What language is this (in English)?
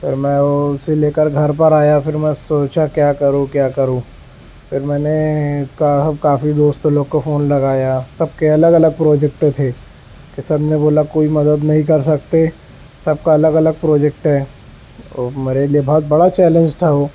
Urdu